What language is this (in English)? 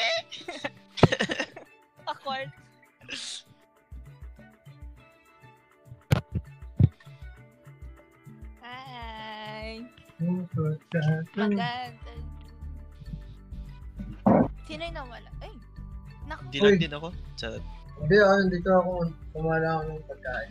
Filipino